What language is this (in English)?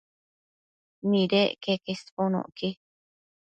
Matsés